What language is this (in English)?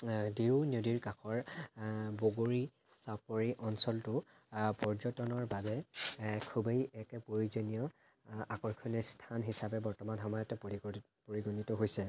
Assamese